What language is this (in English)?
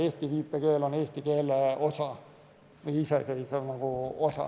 Estonian